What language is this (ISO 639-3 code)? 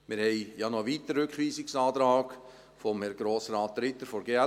gsw